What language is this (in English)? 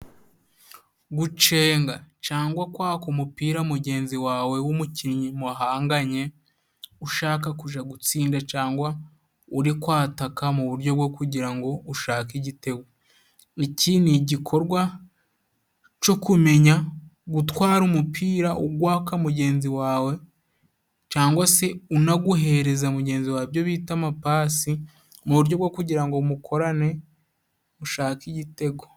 Kinyarwanda